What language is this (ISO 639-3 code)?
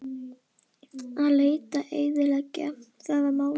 isl